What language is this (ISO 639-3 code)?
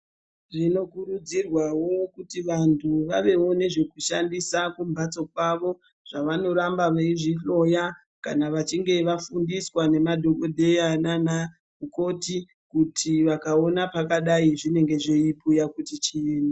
ndc